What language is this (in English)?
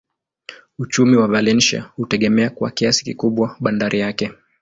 Swahili